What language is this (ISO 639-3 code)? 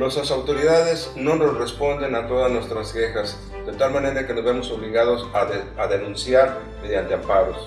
spa